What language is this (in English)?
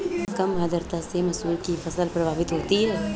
Hindi